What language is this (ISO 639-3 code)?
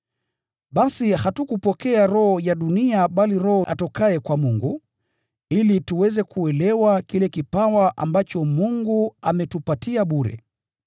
swa